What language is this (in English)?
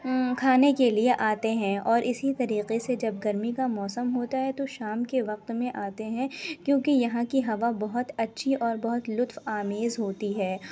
Urdu